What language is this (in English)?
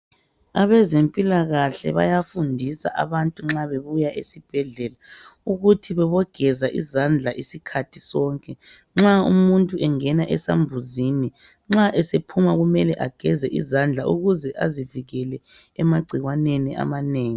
North Ndebele